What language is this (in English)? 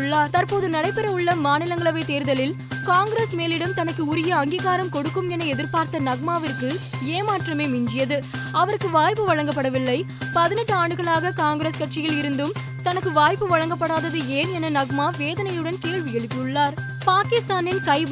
Tamil